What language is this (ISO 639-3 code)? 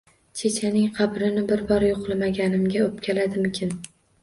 uzb